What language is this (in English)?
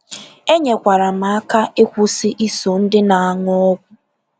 Igbo